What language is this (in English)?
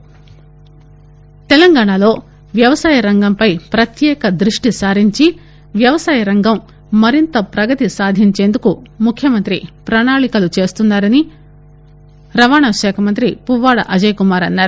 Telugu